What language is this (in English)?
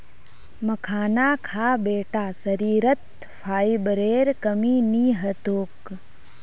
Magahi